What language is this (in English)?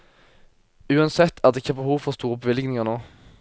Norwegian